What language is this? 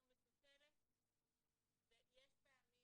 Hebrew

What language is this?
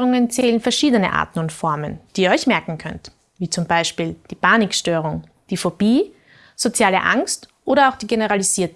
German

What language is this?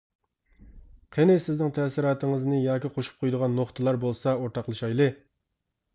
Uyghur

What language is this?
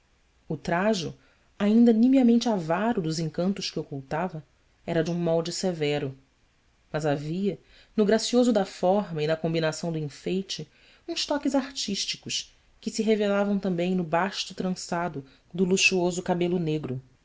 Portuguese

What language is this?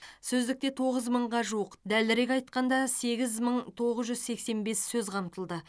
Kazakh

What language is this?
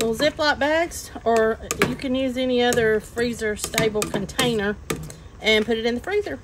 English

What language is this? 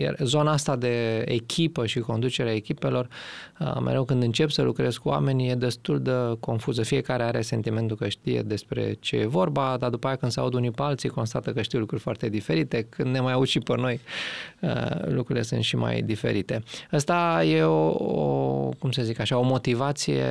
Romanian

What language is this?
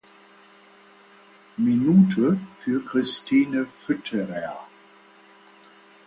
German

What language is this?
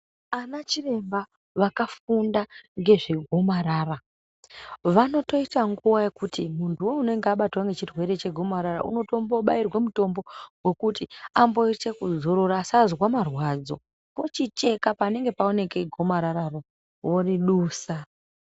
Ndau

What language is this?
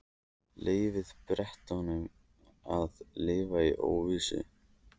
Icelandic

